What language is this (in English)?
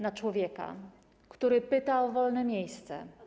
Polish